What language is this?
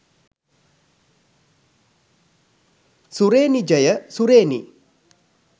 Sinhala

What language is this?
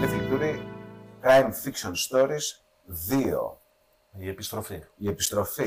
Greek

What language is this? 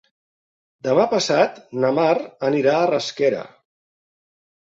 Catalan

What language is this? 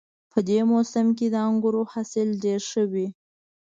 Pashto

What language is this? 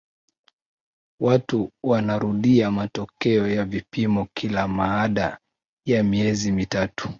Swahili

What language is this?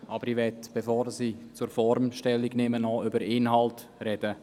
Swiss German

